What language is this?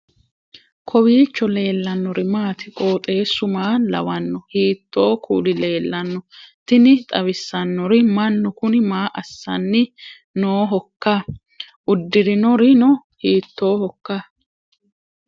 Sidamo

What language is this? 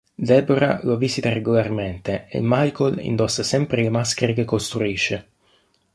Italian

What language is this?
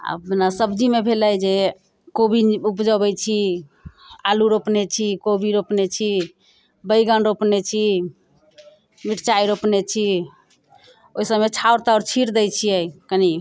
Maithili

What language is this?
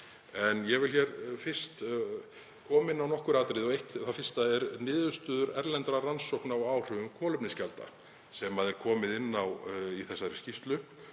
Icelandic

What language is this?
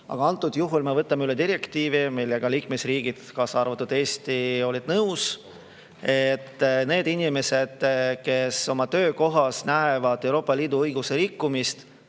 Estonian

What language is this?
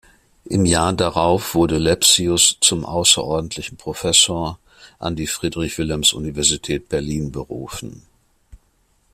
German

